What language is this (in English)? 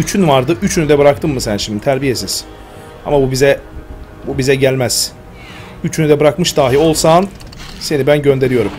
Turkish